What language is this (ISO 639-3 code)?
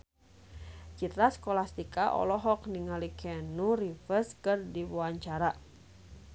sun